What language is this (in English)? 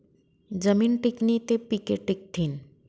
Marathi